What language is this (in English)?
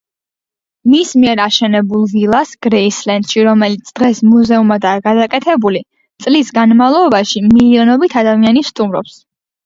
Georgian